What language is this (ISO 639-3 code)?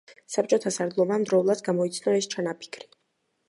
kat